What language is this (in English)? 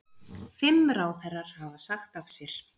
Icelandic